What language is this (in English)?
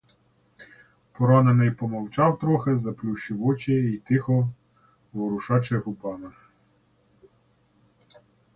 Ukrainian